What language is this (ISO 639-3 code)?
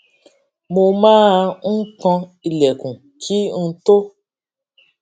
yor